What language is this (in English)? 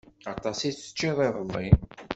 Kabyle